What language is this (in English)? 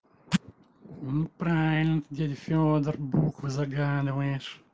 Russian